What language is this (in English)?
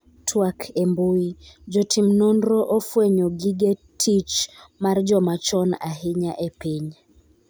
Luo (Kenya and Tanzania)